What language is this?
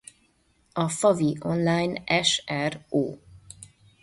Hungarian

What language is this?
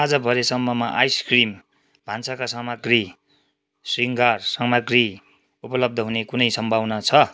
Nepali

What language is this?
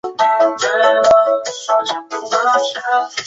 Chinese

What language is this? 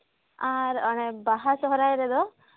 Santali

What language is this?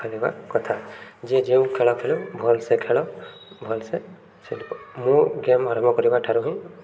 Odia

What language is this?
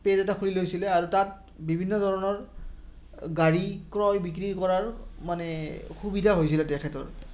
Assamese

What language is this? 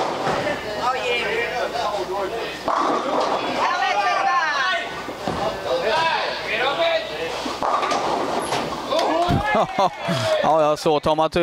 Swedish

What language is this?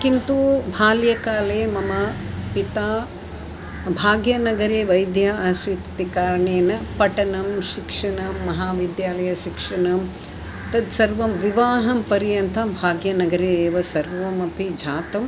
Sanskrit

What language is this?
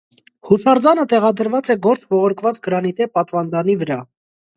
Armenian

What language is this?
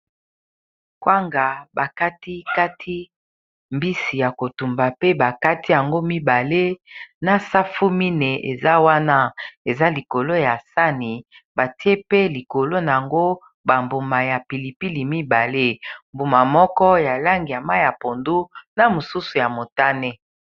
Lingala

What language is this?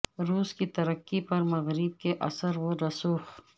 Urdu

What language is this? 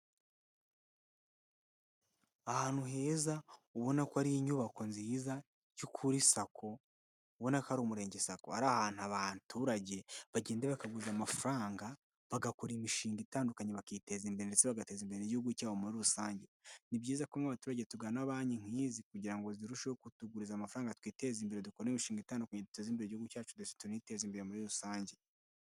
Kinyarwanda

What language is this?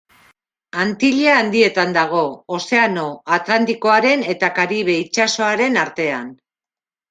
Basque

